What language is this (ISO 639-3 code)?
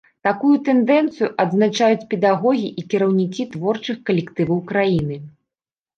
bel